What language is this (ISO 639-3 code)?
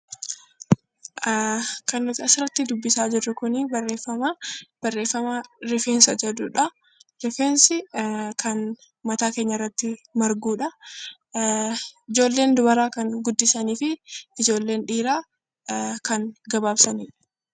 orm